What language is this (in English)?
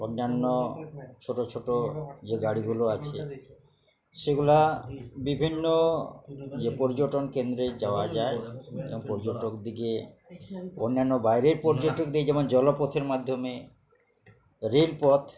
Bangla